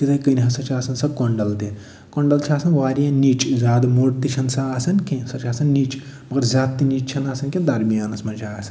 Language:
Kashmiri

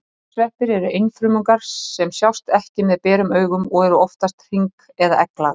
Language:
Icelandic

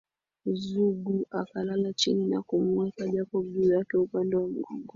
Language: Swahili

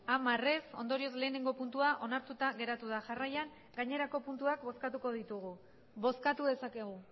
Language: Basque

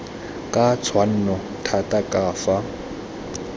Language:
Tswana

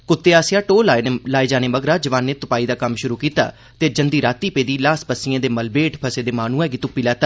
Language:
Dogri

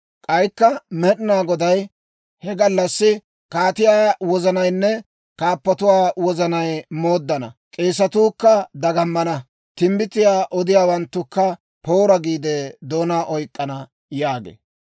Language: Dawro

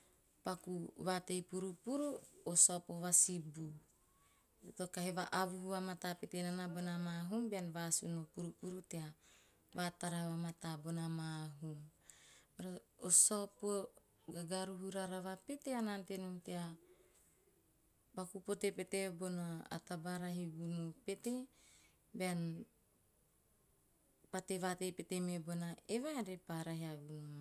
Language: Teop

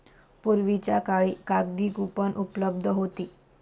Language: Marathi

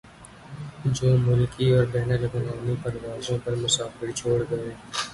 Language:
Urdu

